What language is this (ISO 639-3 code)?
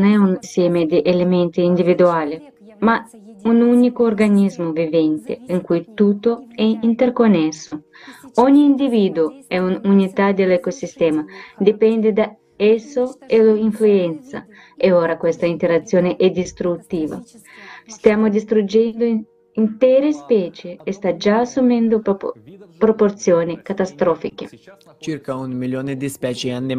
ita